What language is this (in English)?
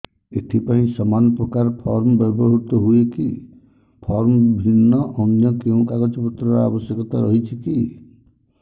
Odia